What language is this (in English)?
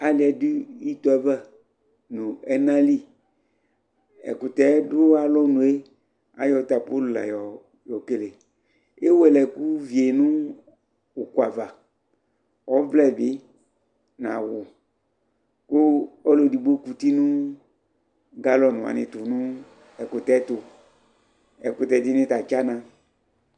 Ikposo